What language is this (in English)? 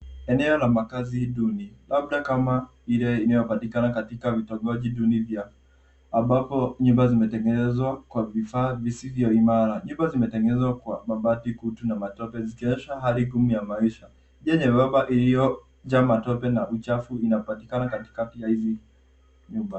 Swahili